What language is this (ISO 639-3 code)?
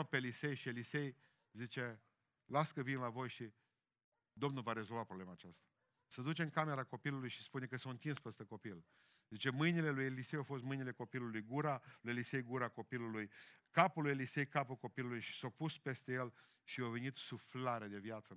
ron